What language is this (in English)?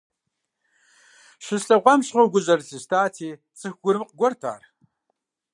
Kabardian